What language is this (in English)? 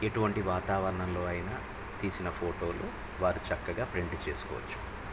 Telugu